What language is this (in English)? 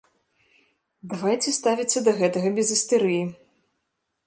Belarusian